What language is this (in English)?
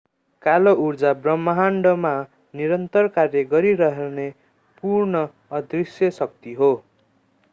Nepali